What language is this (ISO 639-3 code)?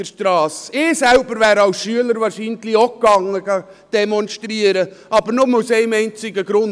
gsw